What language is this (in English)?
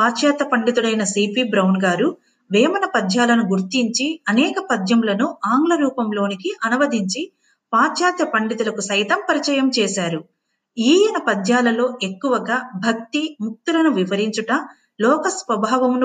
Telugu